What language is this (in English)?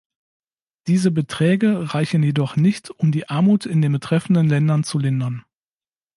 German